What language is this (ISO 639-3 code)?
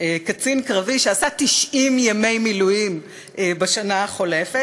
heb